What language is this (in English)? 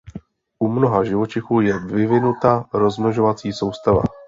Czech